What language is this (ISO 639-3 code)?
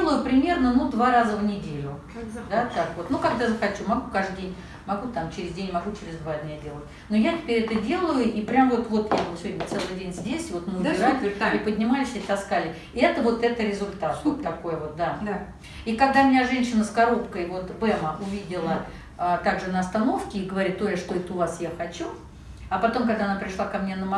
rus